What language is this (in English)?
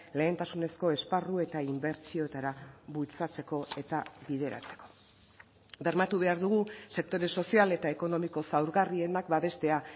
Basque